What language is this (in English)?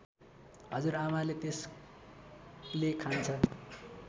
Nepali